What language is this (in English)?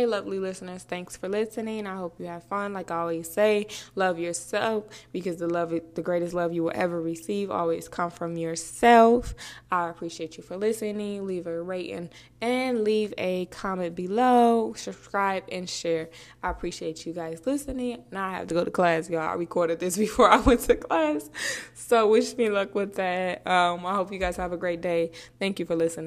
English